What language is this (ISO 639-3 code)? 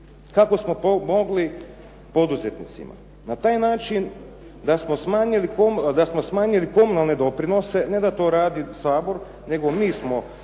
hrv